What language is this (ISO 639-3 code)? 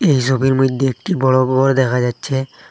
ben